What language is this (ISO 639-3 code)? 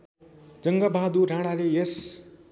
nep